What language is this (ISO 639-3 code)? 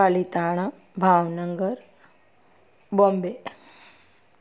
snd